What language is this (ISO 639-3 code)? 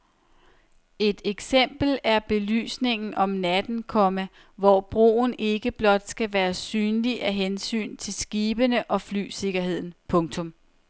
dan